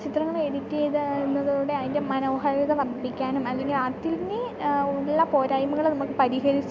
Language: Malayalam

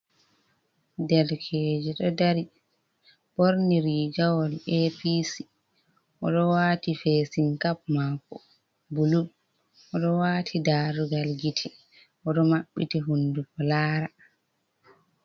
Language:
Fula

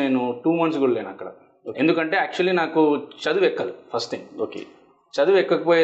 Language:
Telugu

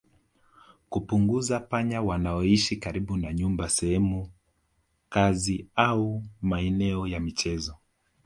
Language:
Swahili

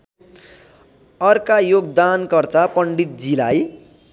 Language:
Nepali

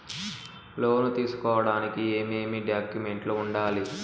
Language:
Telugu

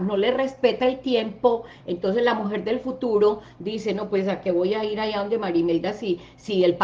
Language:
Spanish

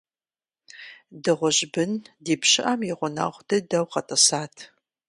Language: Kabardian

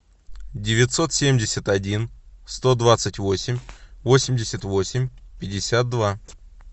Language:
Russian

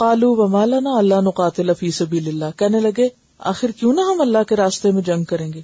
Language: Urdu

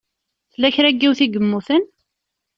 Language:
Kabyle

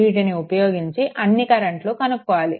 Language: Telugu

